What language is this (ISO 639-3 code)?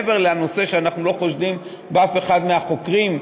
heb